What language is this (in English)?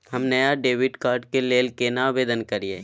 Maithili